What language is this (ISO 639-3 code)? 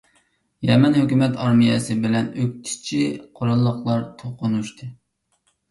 uig